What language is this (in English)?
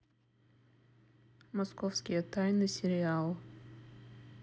Russian